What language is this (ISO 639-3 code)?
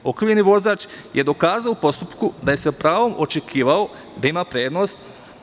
srp